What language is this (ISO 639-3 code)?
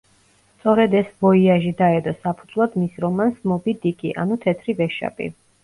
kat